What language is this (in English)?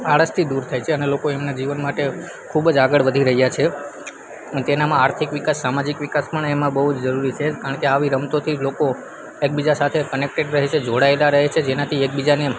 Gujarati